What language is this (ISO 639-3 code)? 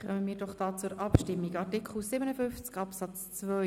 gsw